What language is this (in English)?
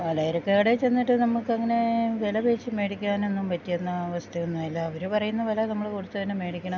Malayalam